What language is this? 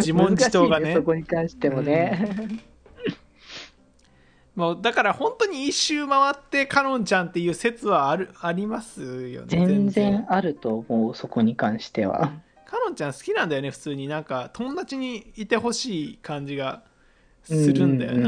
Japanese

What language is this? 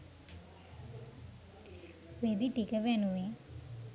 Sinhala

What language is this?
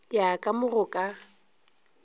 Northern Sotho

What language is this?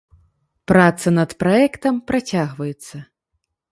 Belarusian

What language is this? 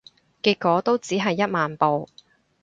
Cantonese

